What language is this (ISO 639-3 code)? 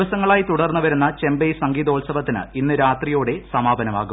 mal